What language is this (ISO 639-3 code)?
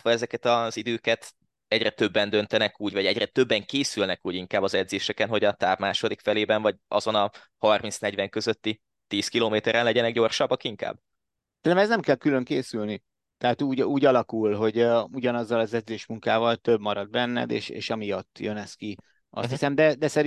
hun